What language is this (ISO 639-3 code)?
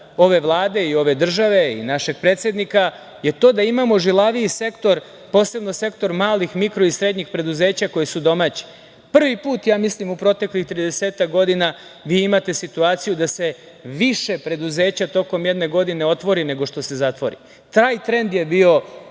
srp